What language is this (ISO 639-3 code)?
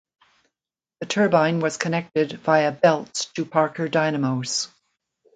eng